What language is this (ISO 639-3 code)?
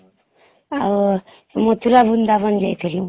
ori